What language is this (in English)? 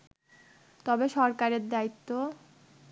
Bangla